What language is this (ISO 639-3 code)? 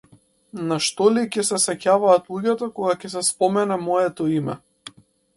mkd